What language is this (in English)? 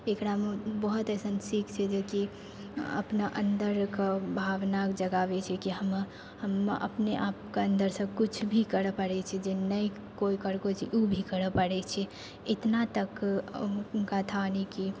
Maithili